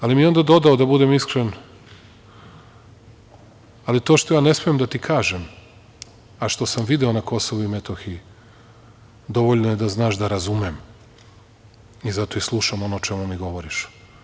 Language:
Serbian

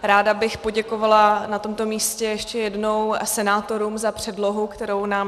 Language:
Czech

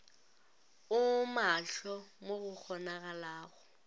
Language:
Northern Sotho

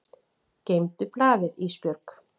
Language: Icelandic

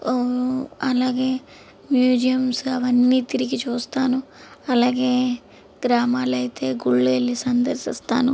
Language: Telugu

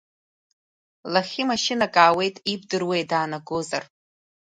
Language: Abkhazian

